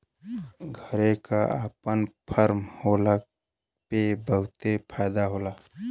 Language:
Bhojpuri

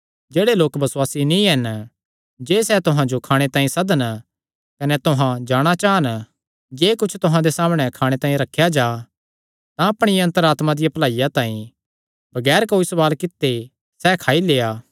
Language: Kangri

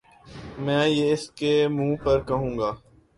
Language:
Urdu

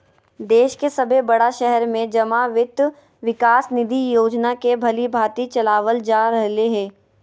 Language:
Magahi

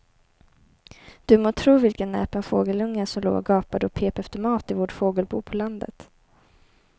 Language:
Swedish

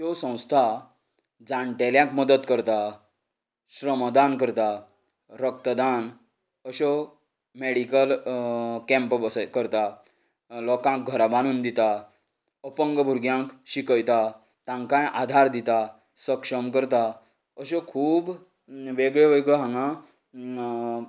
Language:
Konkani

